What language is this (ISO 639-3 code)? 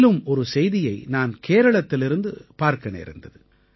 tam